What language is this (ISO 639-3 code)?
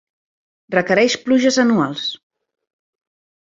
cat